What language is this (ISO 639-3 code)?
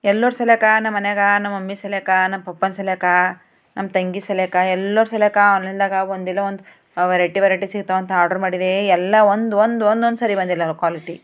kan